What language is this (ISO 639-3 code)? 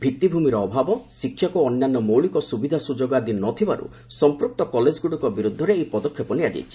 ori